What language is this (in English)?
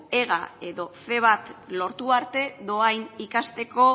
Basque